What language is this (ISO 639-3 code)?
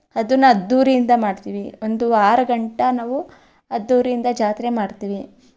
kan